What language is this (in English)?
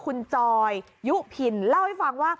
Thai